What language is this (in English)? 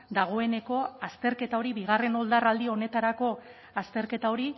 Basque